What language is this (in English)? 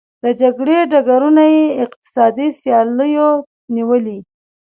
Pashto